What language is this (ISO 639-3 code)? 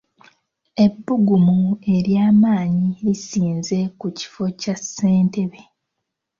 lug